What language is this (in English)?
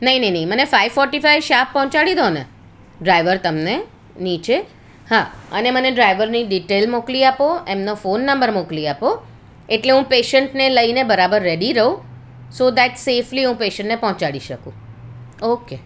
Gujarati